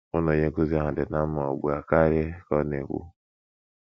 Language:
Igbo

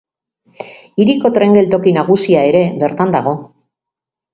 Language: Basque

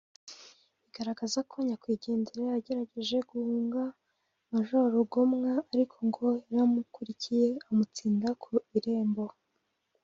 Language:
Kinyarwanda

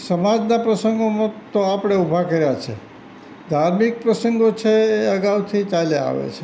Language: Gujarati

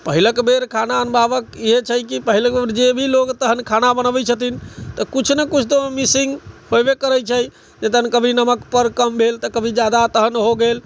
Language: Maithili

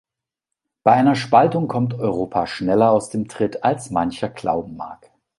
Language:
German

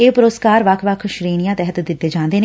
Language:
Punjabi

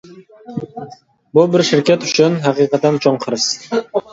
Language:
Uyghur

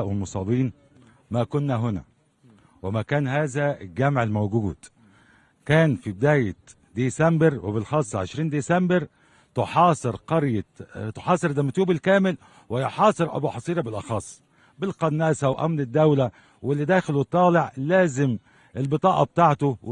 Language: Arabic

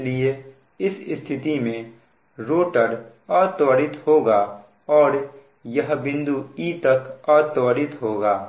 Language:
Hindi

